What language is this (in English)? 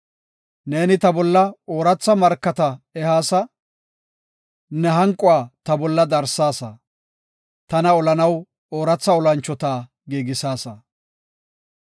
Gofa